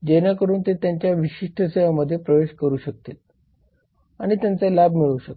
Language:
Marathi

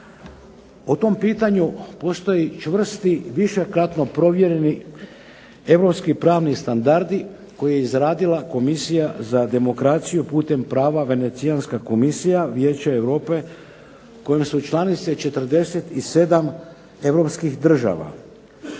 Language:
Croatian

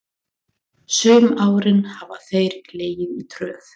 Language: Icelandic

